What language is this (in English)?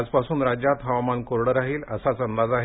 Marathi